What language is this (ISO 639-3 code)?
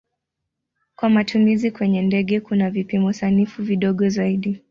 swa